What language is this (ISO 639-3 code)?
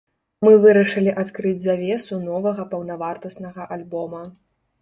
bel